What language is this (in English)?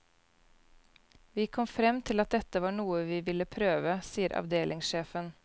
Norwegian